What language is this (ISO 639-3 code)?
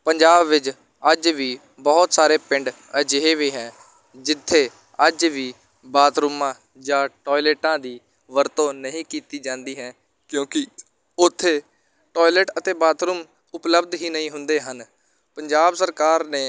pan